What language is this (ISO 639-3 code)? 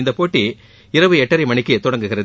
tam